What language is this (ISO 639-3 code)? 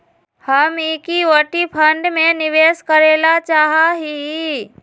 mag